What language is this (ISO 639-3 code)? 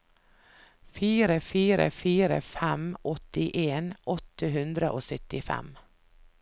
nor